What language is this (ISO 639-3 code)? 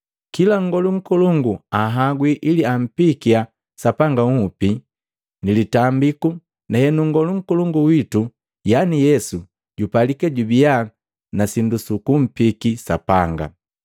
mgv